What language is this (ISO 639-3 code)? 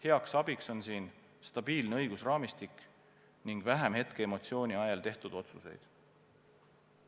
est